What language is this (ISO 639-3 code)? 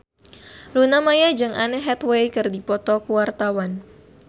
sun